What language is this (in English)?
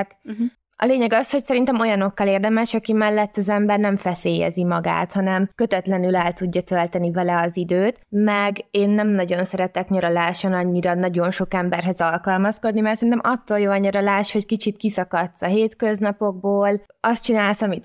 Hungarian